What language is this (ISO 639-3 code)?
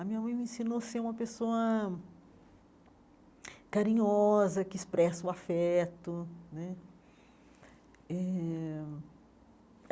por